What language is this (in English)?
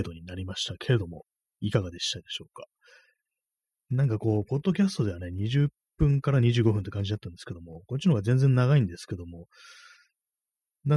Japanese